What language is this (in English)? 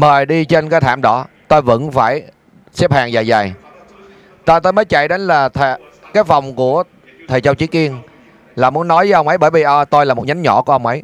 Vietnamese